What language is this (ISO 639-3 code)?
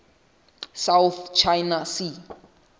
sot